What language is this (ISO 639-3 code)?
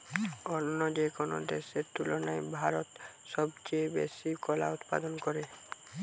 ben